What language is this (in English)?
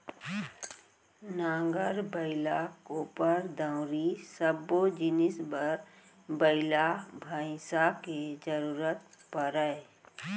Chhattisgarhi